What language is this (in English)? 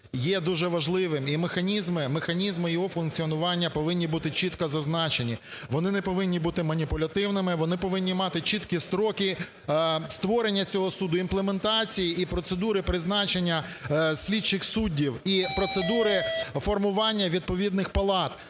Ukrainian